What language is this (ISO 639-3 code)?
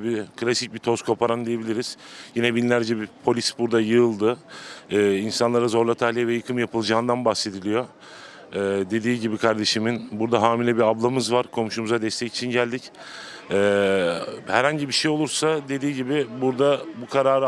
tur